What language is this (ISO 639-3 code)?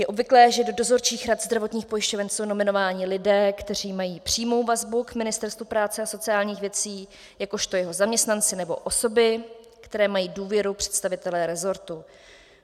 ces